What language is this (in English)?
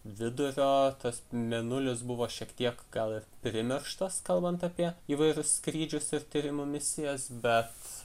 Lithuanian